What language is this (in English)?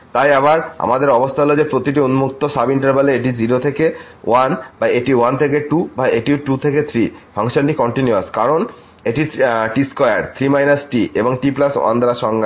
Bangla